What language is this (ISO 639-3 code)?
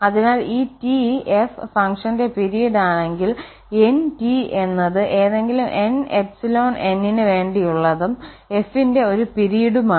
mal